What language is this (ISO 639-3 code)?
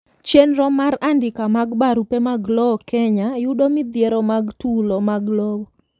luo